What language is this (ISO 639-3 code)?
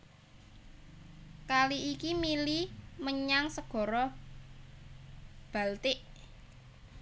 jav